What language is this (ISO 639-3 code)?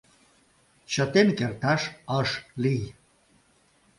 chm